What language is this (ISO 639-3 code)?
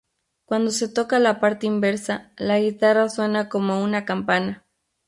spa